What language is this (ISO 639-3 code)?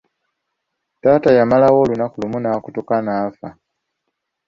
lug